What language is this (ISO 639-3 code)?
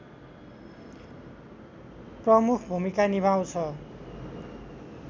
nep